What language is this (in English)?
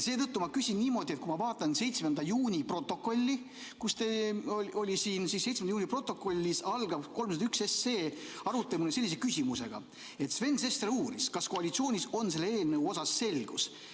Estonian